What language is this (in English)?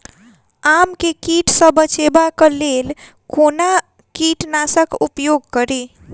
Maithili